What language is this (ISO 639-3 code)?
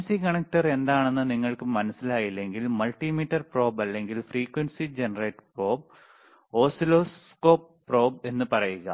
mal